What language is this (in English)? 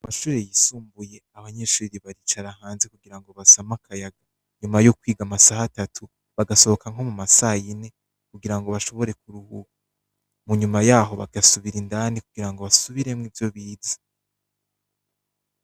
Rundi